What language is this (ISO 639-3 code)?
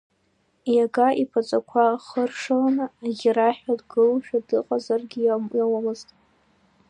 abk